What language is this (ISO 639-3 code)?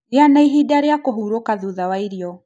kik